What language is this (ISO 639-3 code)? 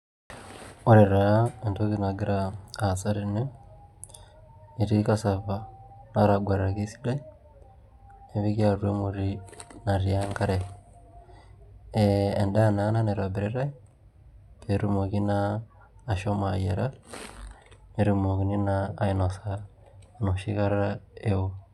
mas